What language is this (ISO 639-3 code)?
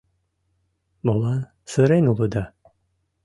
chm